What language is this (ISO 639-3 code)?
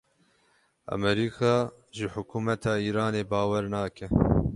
kur